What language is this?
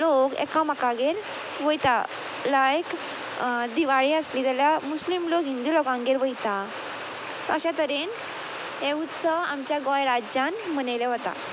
Konkani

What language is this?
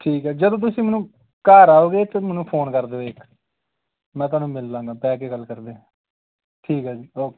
Punjabi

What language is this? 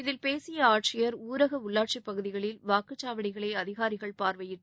Tamil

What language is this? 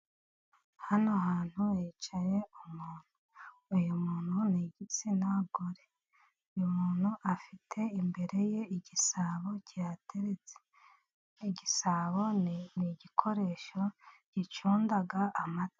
Kinyarwanda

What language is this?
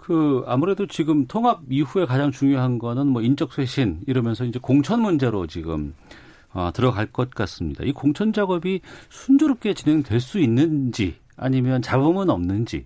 Korean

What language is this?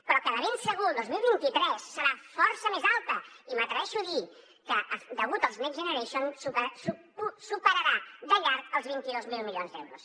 Catalan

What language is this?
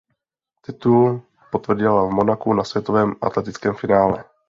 Czech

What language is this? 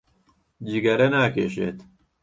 Central Kurdish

